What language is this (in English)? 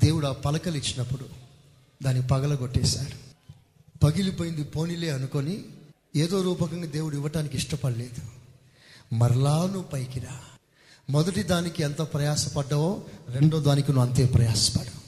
Telugu